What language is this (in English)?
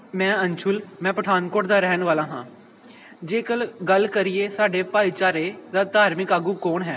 Punjabi